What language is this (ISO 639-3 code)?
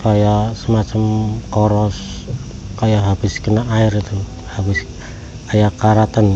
ind